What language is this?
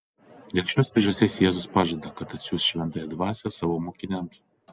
Lithuanian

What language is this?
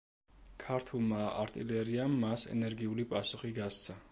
Georgian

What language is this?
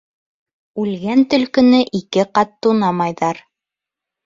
Bashkir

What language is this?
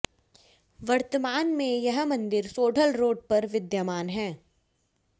Hindi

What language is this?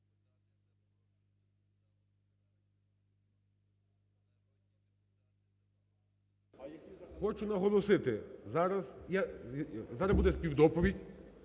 Ukrainian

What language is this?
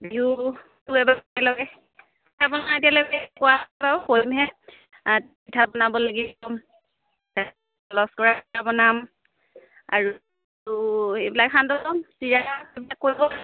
Assamese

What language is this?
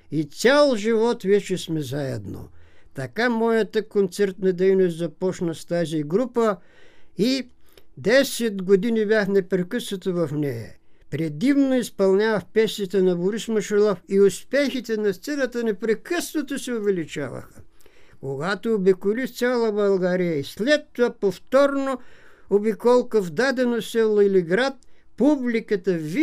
Bulgarian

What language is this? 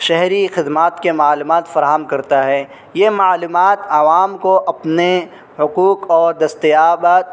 Urdu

